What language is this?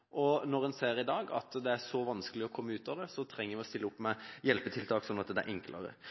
Norwegian Bokmål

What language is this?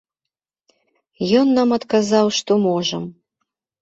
Belarusian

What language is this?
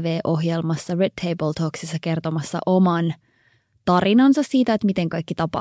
Finnish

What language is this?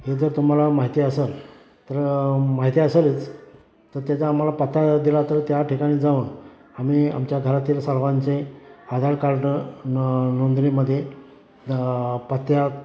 Marathi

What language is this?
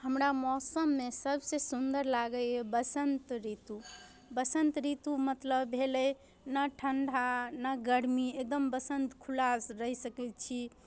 Maithili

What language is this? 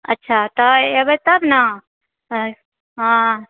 Maithili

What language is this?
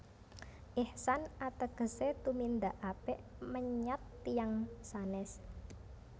Javanese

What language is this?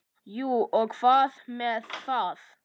Icelandic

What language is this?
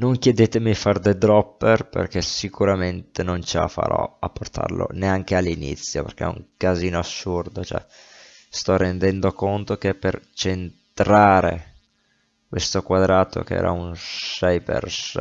Italian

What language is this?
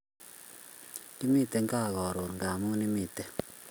Kalenjin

